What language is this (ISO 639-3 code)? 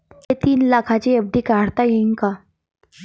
mar